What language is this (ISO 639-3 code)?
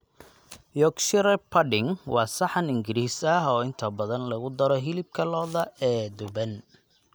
som